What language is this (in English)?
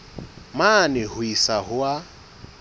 Southern Sotho